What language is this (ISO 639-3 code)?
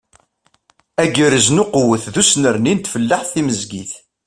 kab